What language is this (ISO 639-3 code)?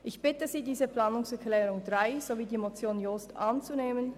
gsw